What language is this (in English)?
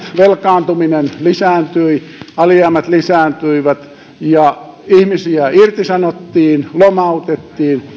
Finnish